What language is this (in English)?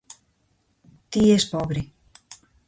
Galician